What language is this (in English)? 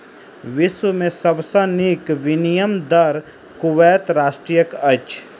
Maithili